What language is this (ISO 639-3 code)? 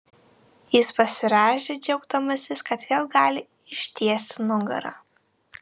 lit